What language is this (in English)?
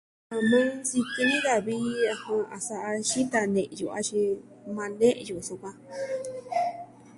Southwestern Tlaxiaco Mixtec